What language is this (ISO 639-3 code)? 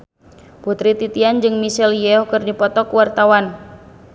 sun